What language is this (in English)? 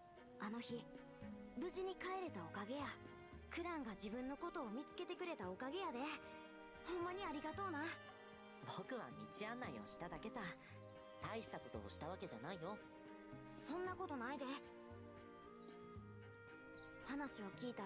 German